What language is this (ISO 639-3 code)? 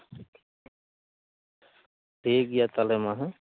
sat